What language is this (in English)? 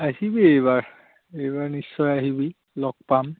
Assamese